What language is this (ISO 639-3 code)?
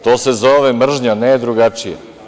srp